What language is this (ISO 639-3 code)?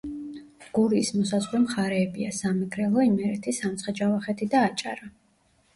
kat